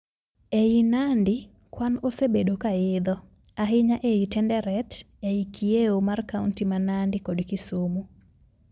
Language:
Luo (Kenya and Tanzania)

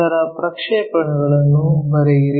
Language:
Kannada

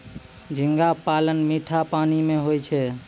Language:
Maithili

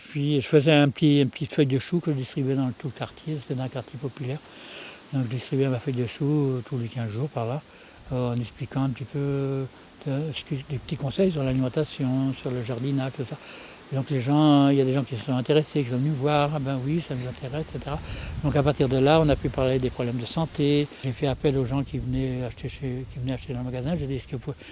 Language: French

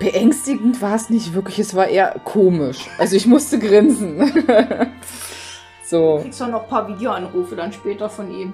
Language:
German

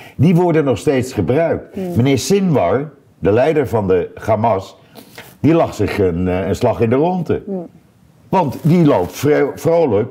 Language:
Dutch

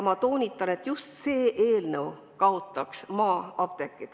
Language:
Estonian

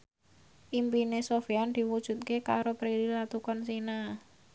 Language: Javanese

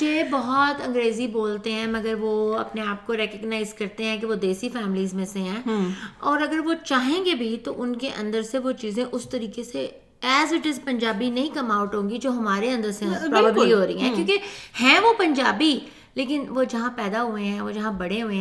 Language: Urdu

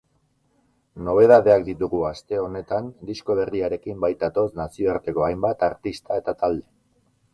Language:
Basque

